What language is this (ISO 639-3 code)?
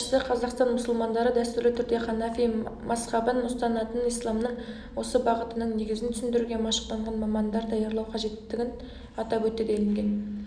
kaz